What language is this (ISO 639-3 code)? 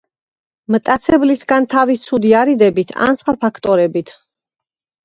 kat